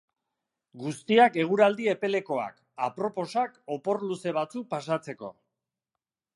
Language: Basque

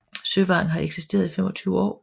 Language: Danish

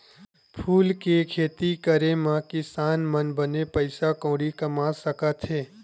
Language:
Chhattisgarhi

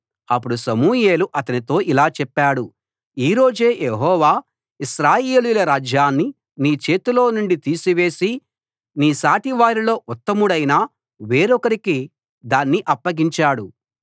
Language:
Telugu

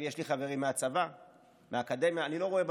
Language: Hebrew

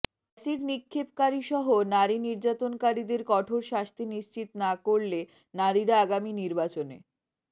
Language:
Bangla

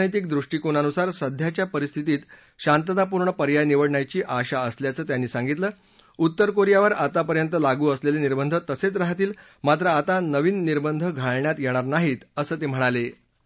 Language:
Marathi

